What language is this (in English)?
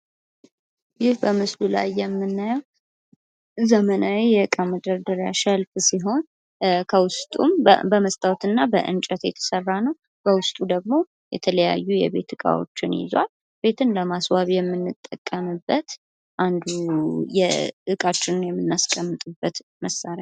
Amharic